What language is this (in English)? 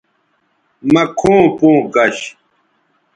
Bateri